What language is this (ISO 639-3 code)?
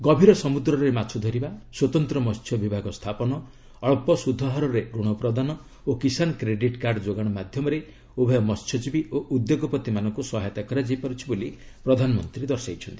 ori